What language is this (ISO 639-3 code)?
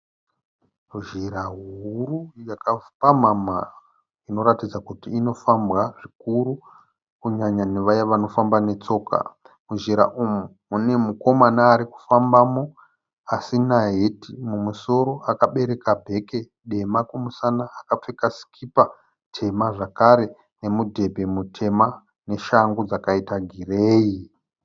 sna